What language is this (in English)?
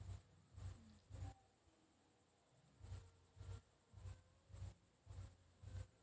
Marathi